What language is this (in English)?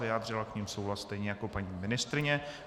Czech